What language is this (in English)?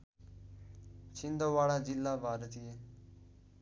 Nepali